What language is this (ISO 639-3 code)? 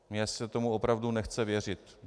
ces